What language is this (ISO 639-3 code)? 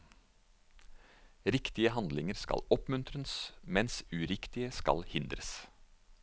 nor